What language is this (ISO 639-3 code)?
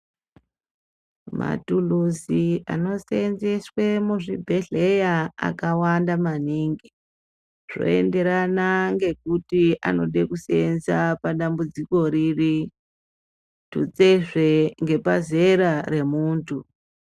ndc